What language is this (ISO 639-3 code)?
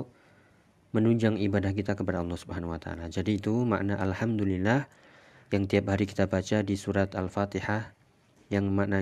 ind